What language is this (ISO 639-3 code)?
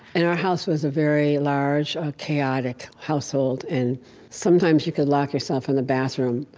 eng